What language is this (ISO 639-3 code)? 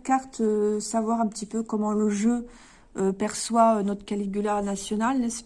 fra